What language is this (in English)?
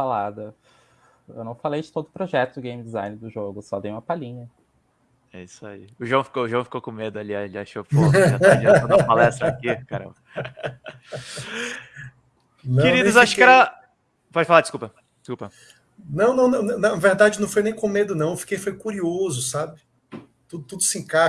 Portuguese